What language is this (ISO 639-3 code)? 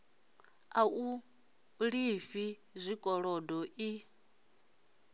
ven